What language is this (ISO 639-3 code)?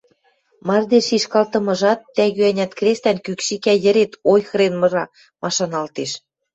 mrj